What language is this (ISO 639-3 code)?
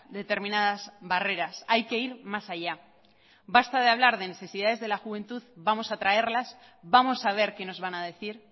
spa